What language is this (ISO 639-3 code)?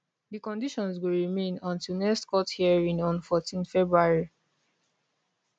pcm